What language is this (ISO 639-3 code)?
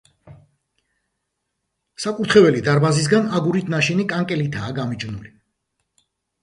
kat